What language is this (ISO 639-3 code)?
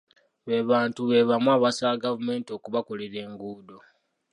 lug